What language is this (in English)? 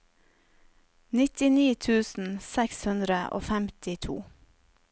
Norwegian